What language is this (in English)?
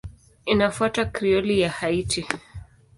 Swahili